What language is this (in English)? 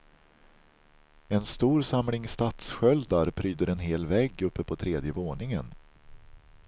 Swedish